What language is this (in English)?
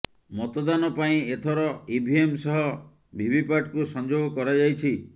Odia